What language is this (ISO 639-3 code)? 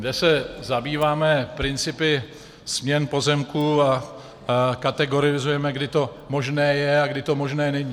ces